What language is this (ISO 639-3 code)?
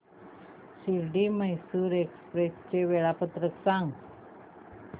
mar